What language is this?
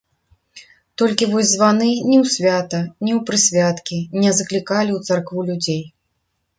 Belarusian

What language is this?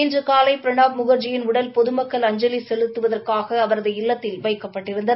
Tamil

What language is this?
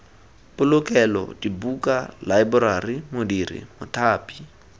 Tswana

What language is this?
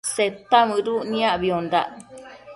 Matsés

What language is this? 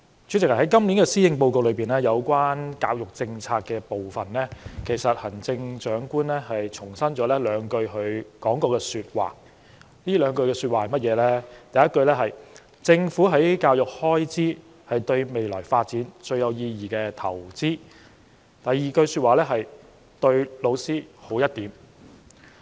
Cantonese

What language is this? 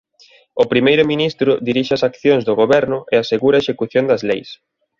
Galician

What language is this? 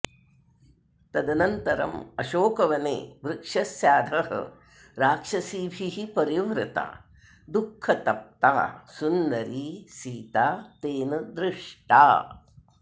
Sanskrit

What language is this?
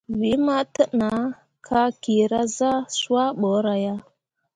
Mundang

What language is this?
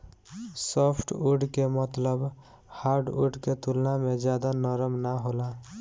Bhojpuri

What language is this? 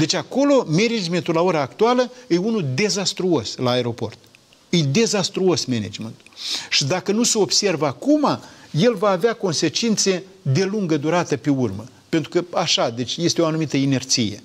Romanian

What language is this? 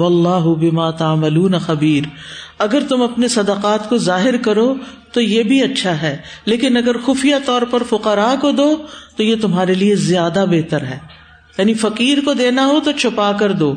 Urdu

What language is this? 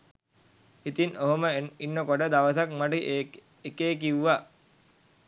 Sinhala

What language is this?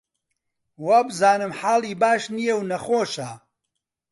Central Kurdish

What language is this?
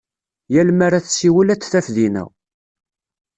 Kabyle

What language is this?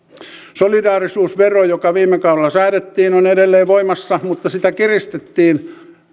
Finnish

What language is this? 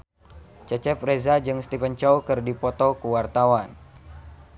Sundanese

